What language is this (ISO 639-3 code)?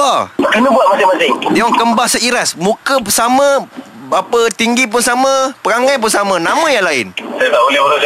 msa